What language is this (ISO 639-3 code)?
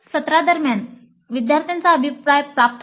mar